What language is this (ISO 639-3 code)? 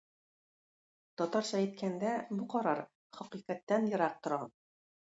tat